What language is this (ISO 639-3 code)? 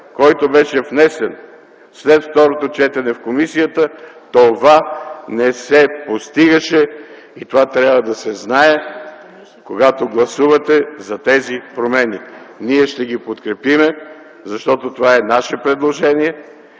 bul